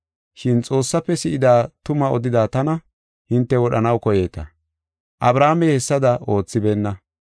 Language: Gofa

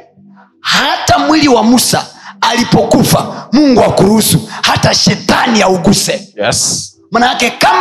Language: Swahili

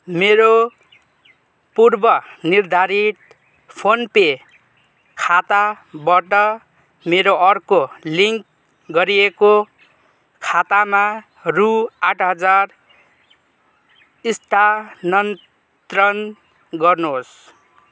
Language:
Nepali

